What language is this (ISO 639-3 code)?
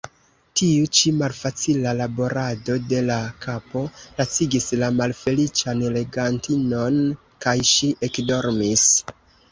epo